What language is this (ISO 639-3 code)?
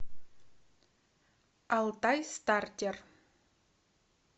rus